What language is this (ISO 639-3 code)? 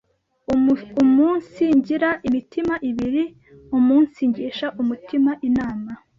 kin